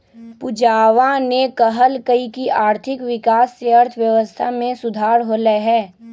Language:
Magahi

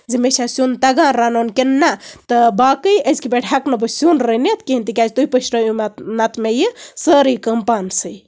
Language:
Kashmiri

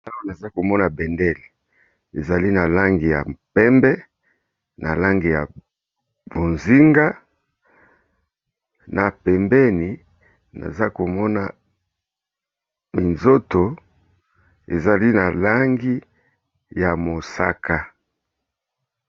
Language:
Lingala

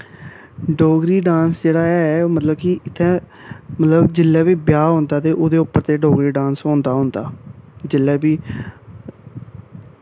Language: Dogri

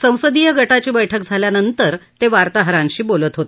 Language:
Marathi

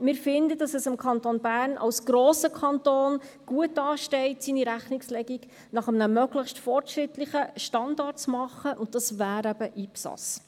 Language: Swiss German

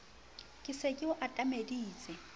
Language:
Southern Sotho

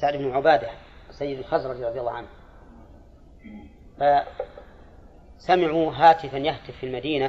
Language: Arabic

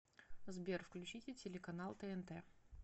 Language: Russian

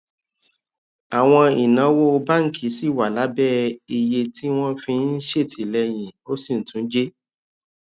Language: Yoruba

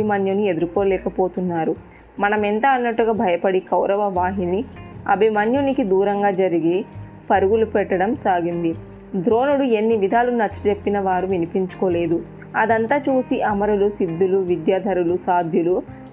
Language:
Telugu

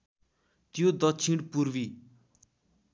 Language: Nepali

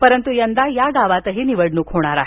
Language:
Marathi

